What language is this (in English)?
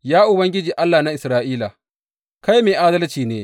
Hausa